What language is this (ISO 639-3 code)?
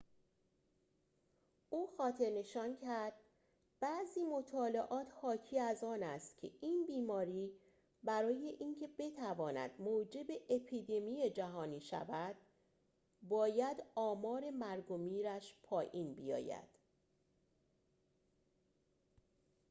fas